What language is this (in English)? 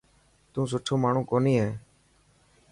Dhatki